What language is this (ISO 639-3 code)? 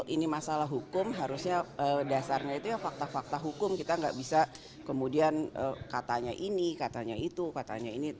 ind